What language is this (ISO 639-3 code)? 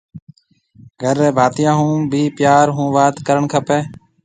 mve